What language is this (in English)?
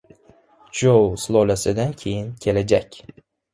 Uzbek